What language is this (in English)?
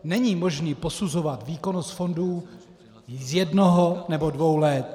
Czech